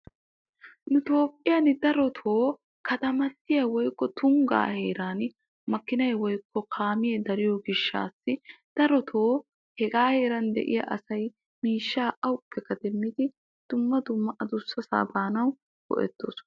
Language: Wolaytta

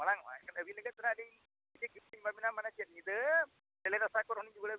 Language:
Santali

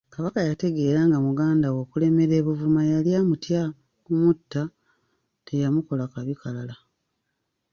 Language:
Ganda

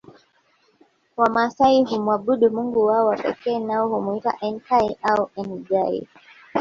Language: Swahili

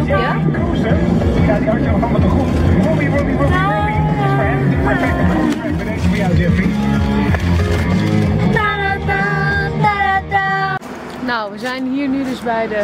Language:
Dutch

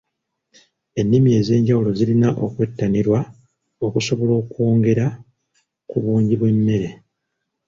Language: Ganda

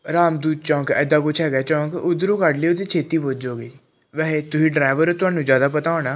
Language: Punjabi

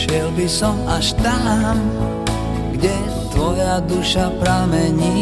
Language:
Slovak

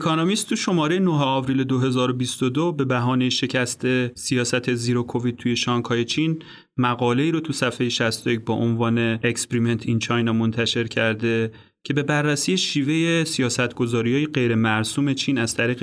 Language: Persian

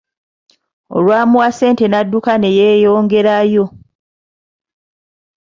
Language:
Ganda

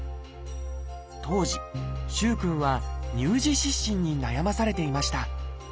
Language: Japanese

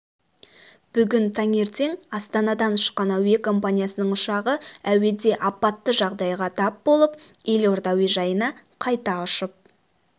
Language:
Kazakh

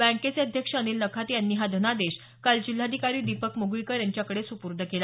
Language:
Marathi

